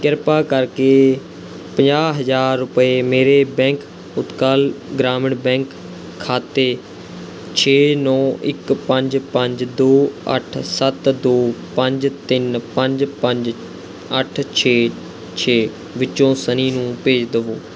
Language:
Punjabi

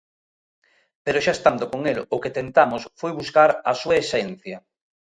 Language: Galician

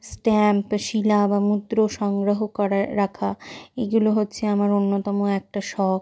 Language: Bangla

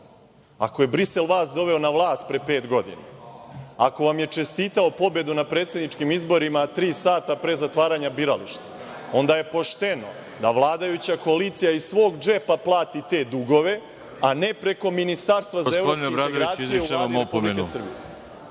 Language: Serbian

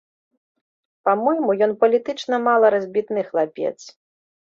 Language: Belarusian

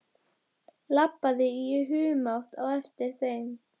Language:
Icelandic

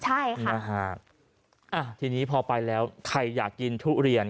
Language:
Thai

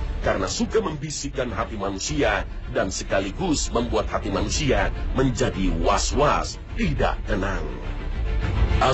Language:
Indonesian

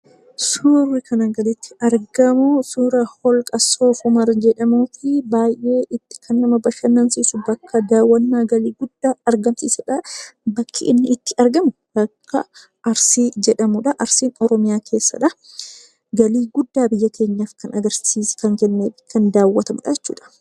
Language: Oromo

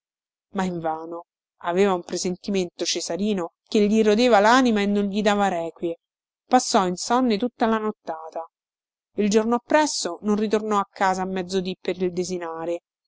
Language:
Italian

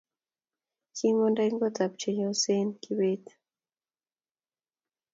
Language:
Kalenjin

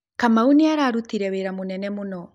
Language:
Kikuyu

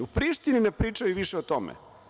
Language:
Serbian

